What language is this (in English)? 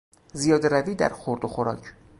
Persian